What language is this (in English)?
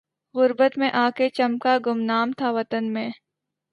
Urdu